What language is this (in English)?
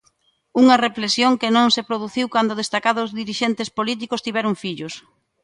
Galician